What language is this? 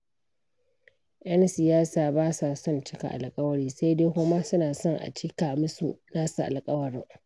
Hausa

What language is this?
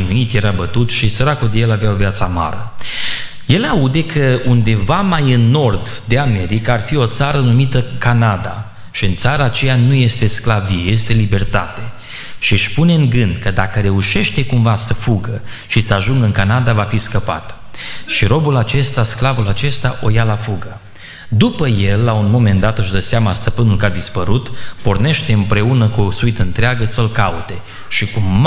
Romanian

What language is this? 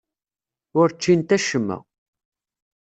Kabyle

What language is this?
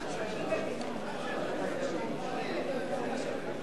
Hebrew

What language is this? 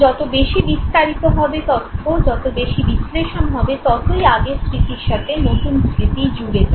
Bangla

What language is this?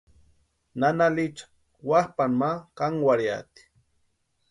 Western Highland Purepecha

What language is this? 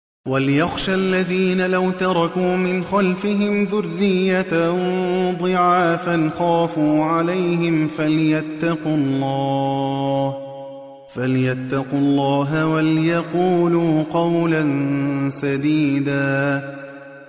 Arabic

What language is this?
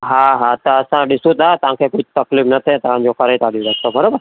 Sindhi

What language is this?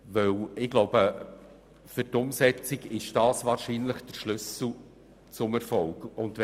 Swiss German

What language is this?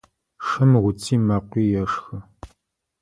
Adyghe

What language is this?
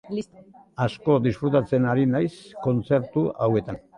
Basque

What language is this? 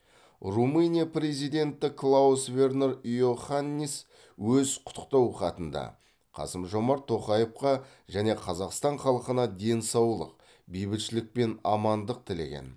Kazakh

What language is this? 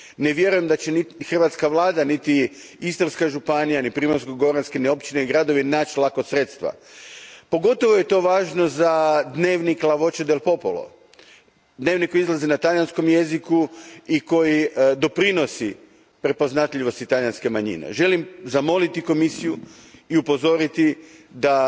Croatian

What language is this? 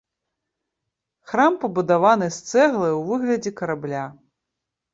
Belarusian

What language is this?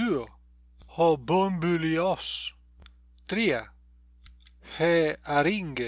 Greek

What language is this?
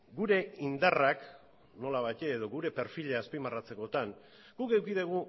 Basque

